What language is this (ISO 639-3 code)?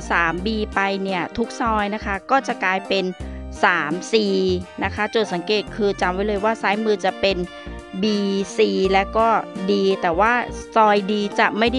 tha